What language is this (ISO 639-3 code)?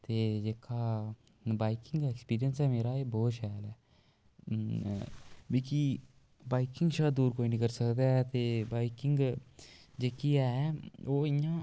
doi